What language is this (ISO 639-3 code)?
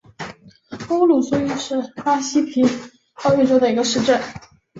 zho